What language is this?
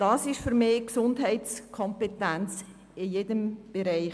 Swiss German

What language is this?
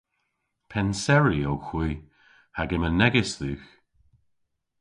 Cornish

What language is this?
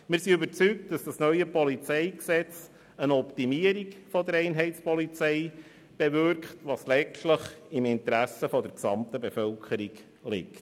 Swiss German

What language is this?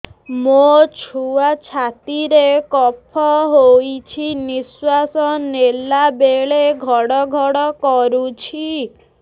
Odia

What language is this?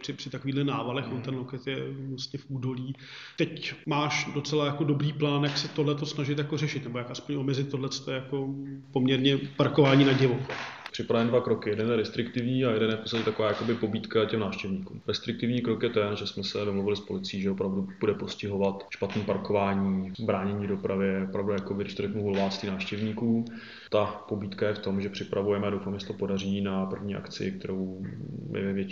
Czech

